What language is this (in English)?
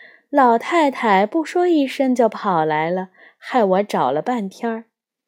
Chinese